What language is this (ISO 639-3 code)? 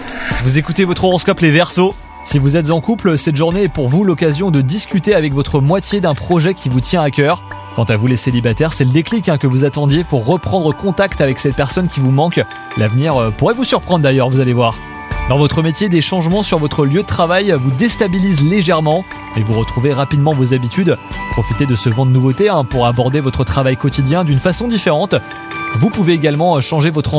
fra